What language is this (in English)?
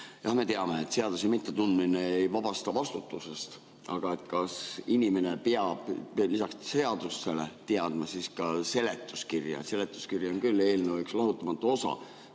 Estonian